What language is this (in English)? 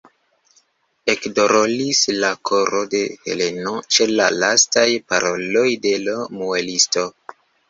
Esperanto